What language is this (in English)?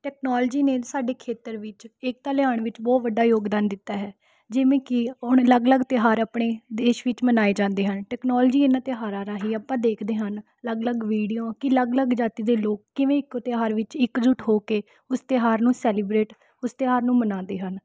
Punjabi